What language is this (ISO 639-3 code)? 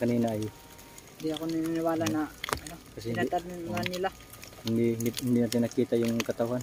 ind